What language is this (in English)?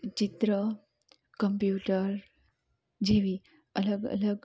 Gujarati